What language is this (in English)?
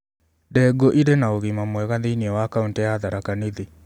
Kikuyu